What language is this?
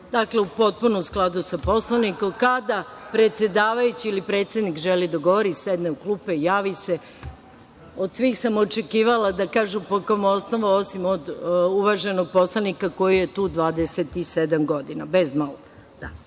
Serbian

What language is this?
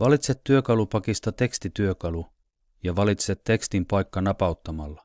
Finnish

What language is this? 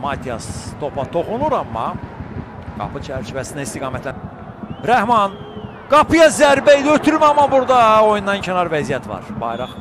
Turkish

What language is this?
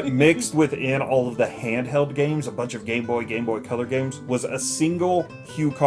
English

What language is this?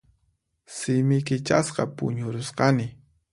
Puno Quechua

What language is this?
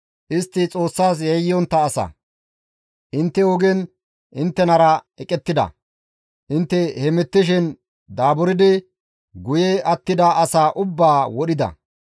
Gamo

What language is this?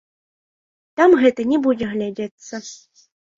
Belarusian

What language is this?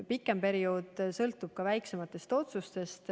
Estonian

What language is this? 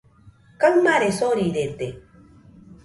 Nüpode Huitoto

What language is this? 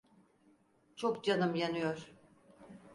Turkish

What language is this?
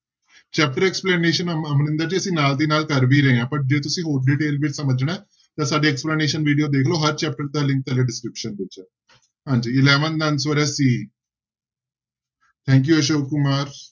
Punjabi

